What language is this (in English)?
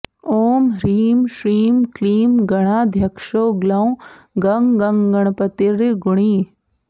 Sanskrit